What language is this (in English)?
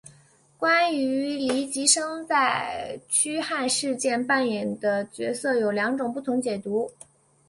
Chinese